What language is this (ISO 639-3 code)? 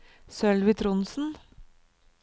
nor